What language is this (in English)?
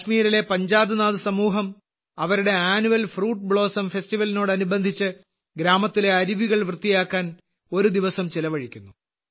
Malayalam